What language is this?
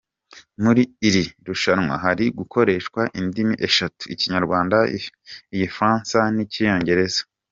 Kinyarwanda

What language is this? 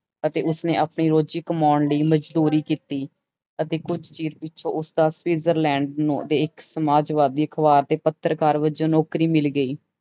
Punjabi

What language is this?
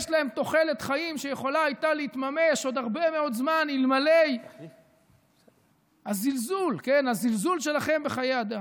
Hebrew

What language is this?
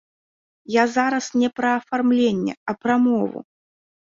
Belarusian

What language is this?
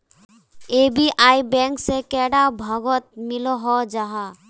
Magahi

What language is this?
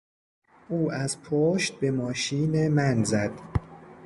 Persian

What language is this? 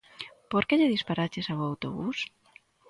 Galician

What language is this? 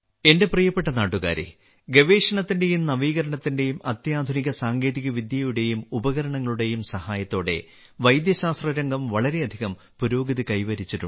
Malayalam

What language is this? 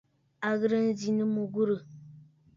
Bafut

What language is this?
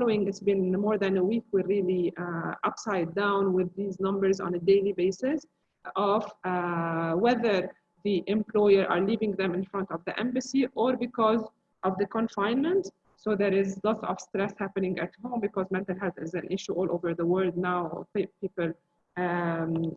English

